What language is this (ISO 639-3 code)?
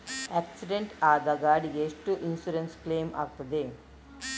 kan